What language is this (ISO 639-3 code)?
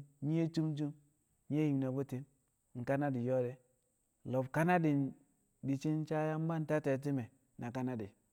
kcq